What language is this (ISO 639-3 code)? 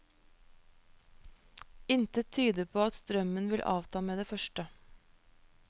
nor